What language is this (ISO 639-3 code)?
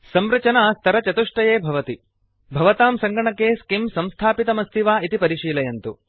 san